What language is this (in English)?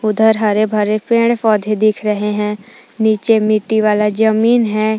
Hindi